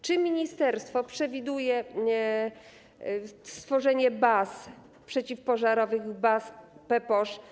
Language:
Polish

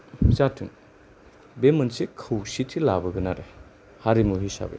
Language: Bodo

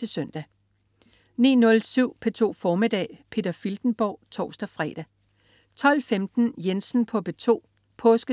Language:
Danish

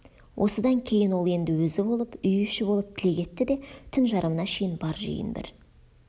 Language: Kazakh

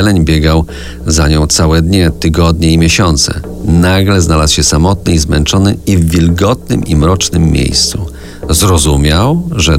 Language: Polish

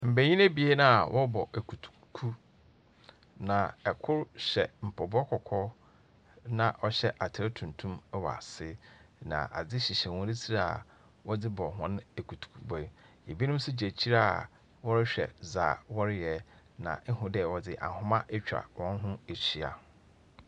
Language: Akan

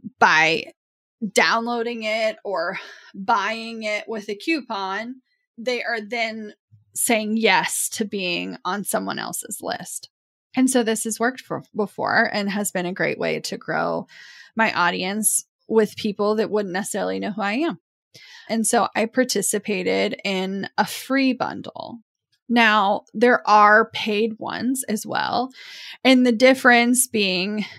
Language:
English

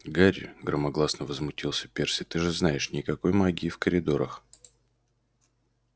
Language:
Russian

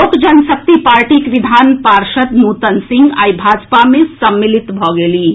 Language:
Maithili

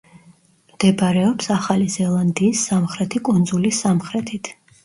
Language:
Georgian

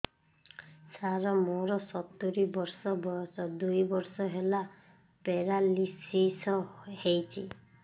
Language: Odia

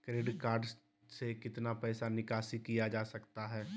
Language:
Magahi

